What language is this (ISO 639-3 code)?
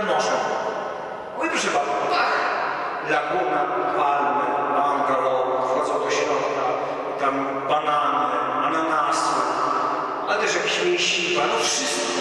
pol